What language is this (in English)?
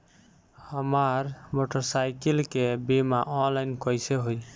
Bhojpuri